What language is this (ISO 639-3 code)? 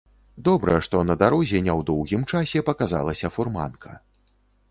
bel